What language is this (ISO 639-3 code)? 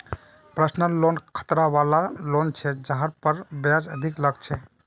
mag